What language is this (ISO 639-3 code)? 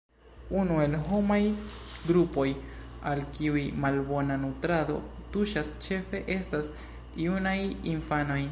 epo